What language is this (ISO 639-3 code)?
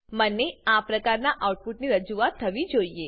guj